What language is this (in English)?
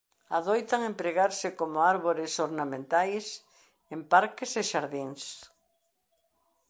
Galician